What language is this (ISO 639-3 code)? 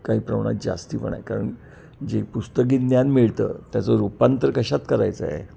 mar